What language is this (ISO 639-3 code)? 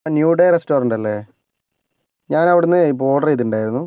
mal